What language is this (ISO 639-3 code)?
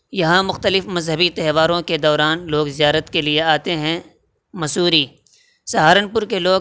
urd